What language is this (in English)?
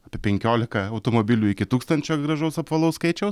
Lithuanian